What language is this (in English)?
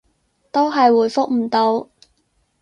Cantonese